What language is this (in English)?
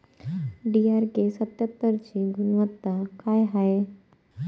Marathi